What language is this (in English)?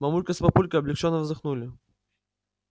Russian